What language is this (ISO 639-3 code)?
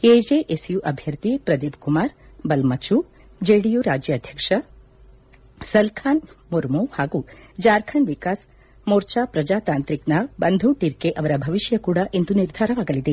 kan